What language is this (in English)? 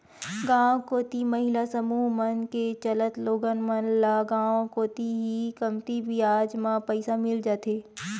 Chhattisgarhi